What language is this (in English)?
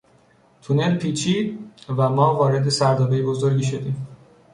Persian